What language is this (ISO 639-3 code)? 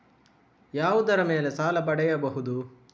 kan